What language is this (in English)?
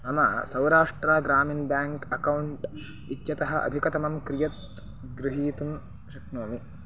Sanskrit